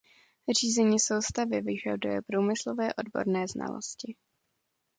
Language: Czech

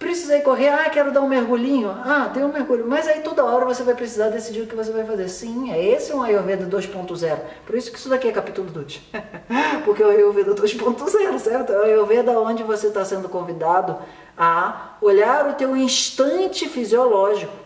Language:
Portuguese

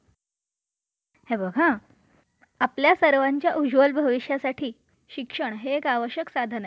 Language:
Marathi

